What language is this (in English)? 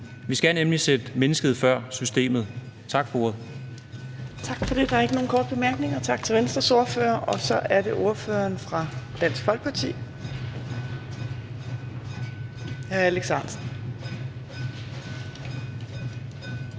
Danish